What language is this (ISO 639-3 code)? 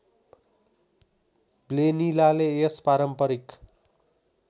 nep